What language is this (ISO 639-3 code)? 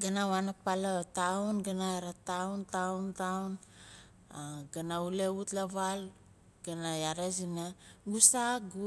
nal